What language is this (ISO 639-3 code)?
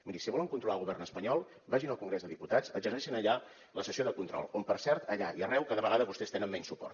cat